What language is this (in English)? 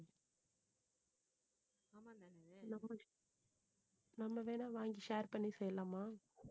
Tamil